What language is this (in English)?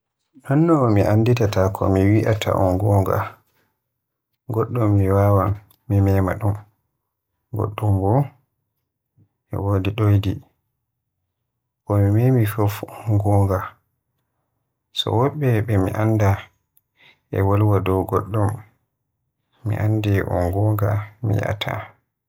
Western Niger Fulfulde